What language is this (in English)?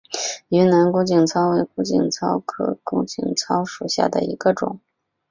Chinese